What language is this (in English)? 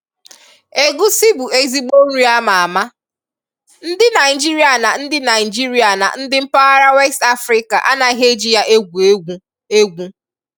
Igbo